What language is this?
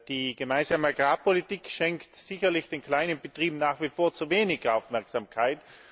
German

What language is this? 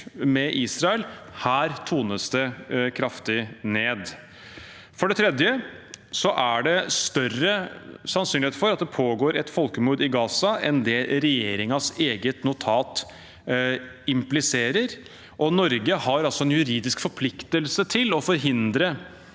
Norwegian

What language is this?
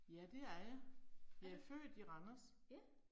Danish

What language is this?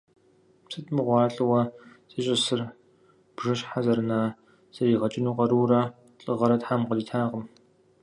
Kabardian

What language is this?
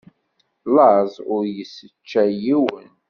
Kabyle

